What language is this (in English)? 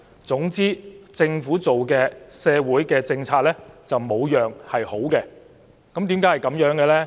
Cantonese